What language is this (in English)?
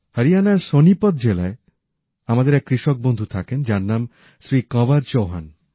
Bangla